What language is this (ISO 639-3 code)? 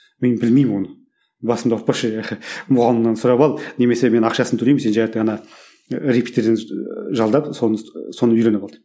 kaz